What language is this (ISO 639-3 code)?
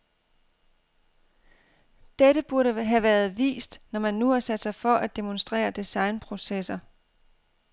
dan